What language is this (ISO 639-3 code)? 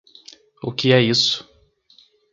por